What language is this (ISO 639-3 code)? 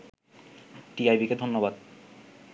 ben